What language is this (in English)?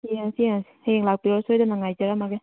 Manipuri